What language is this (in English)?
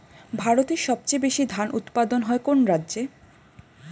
Bangla